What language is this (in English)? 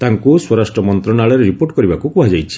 Odia